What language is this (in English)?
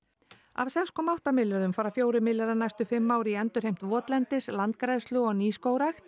Icelandic